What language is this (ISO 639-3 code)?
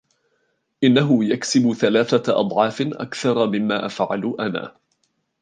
ara